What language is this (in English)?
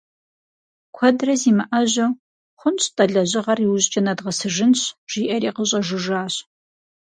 Kabardian